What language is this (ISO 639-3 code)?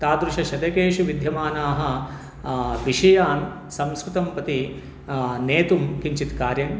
san